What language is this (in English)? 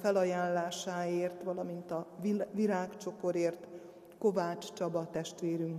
Hungarian